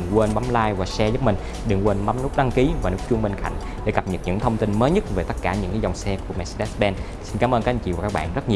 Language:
Vietnamese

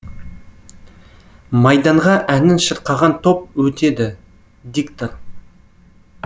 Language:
Kazakh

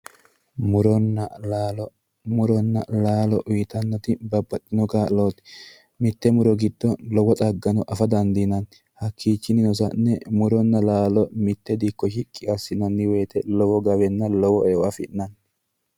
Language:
Sidamo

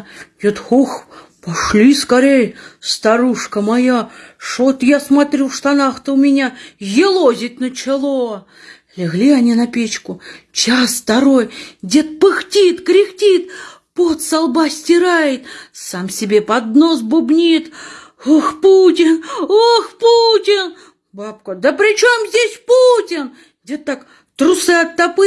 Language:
Russian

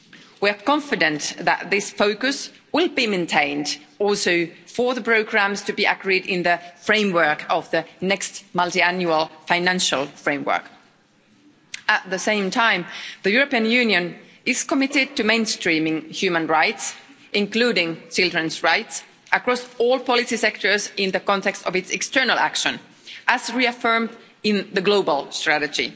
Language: English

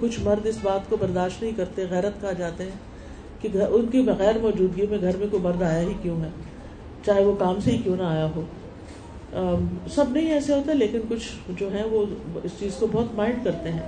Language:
Urdu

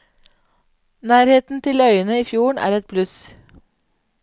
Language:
Norwegian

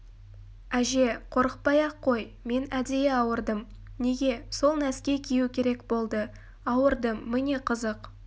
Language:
Kazakh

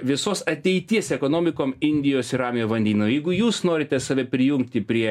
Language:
Lithuanian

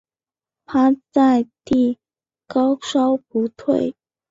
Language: Chinese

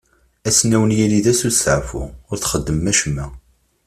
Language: Kabyle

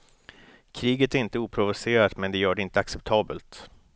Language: Swedish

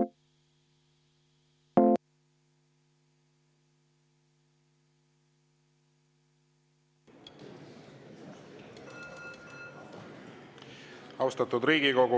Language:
Estonian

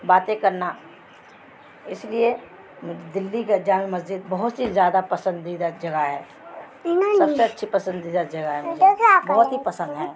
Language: Urdu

